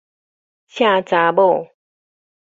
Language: Min Nan Chinese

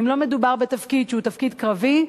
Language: Hebrew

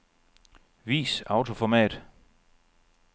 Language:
Danish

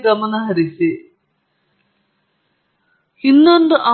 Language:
Kannada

